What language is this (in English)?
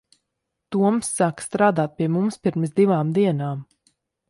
Latvian